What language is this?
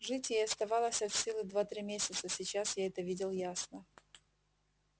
Russian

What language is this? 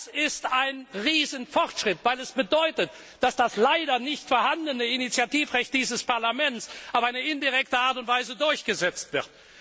German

